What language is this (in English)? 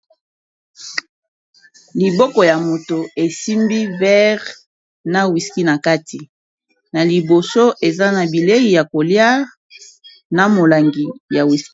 Lingala